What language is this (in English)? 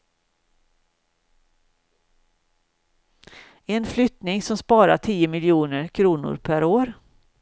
Swedish